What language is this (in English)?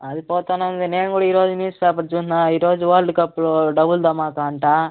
Telugu